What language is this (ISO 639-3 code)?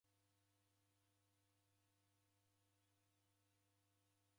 dav